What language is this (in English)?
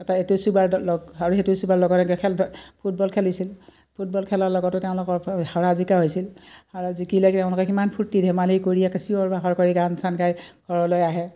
Assamese